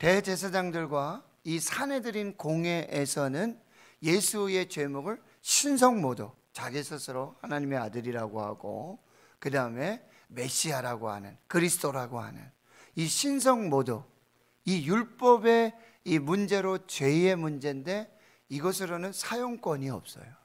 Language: Korean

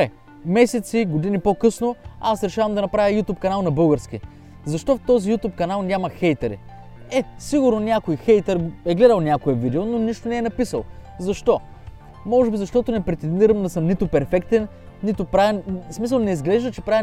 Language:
Bulgarian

